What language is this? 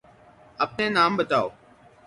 Urdu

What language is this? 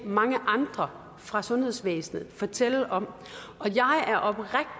Danish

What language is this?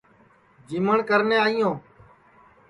Sansi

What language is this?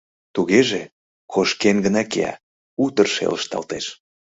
Mari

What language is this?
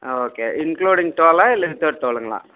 Tamil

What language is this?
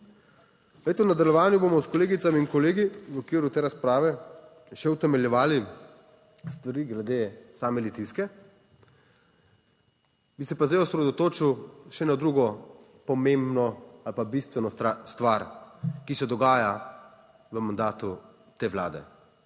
Slovenian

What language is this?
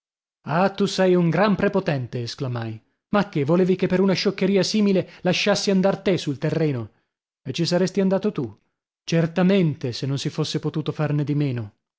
Italian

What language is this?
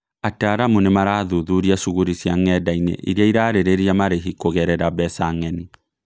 Kikuyu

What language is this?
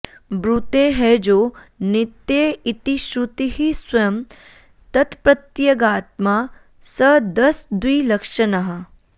Sanskrit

